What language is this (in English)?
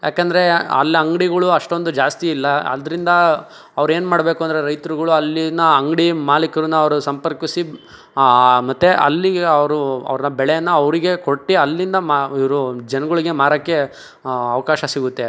Kannada